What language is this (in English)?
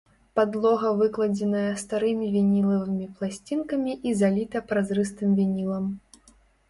Belarusian